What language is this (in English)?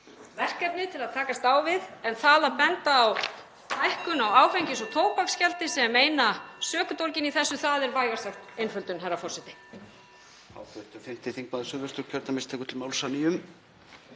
Icelandic